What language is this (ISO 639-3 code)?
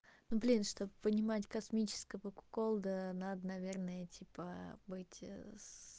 rus